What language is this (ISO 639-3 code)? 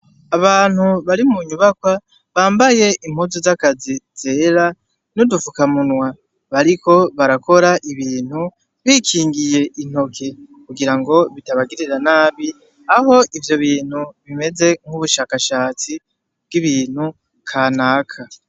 run